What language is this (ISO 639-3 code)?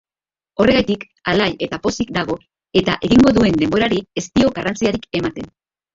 eus